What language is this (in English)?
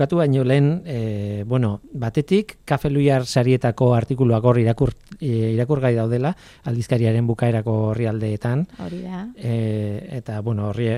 Spanish